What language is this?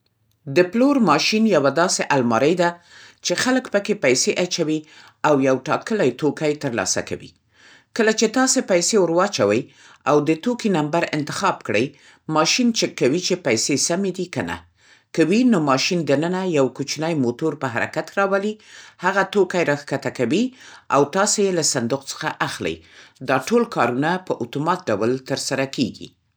Central Pashto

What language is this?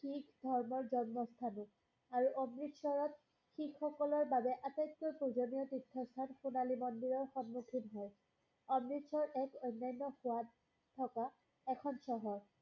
Assamese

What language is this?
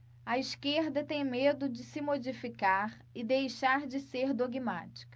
Portuguese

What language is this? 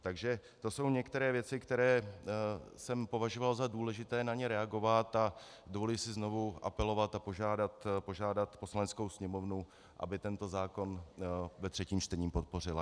Czech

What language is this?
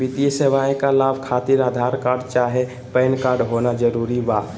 Magahi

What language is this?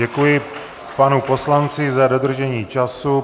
Czech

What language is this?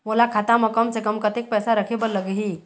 Chhattisgarhi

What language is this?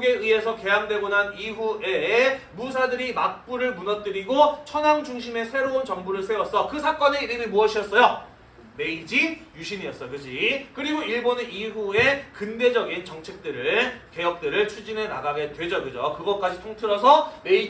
Korean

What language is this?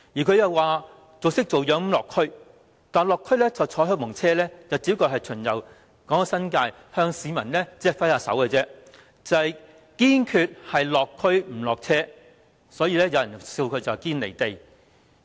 Cantonese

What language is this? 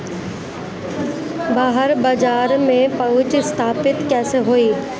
Bhojpuri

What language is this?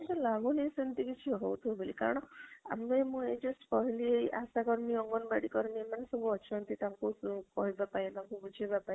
Odia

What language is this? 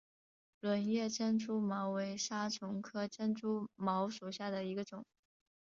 Chinese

